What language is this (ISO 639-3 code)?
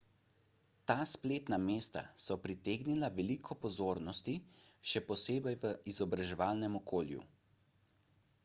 slv